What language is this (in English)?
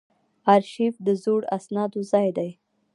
Pashto